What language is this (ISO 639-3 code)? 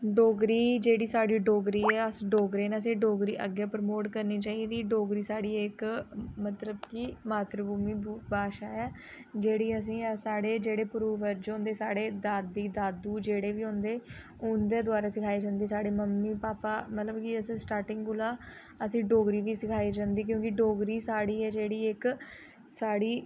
doi